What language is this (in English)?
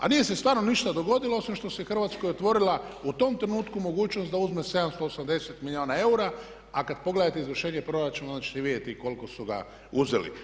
Croatian